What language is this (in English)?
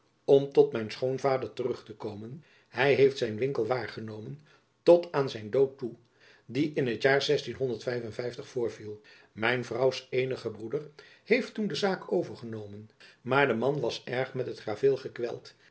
Dutch